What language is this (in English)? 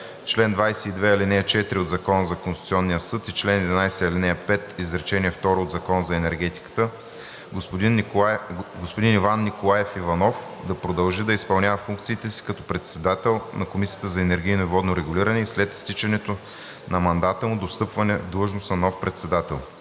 Bulgarian